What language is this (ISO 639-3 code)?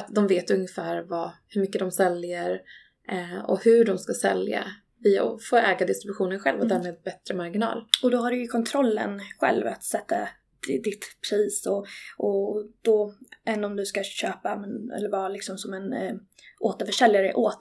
swe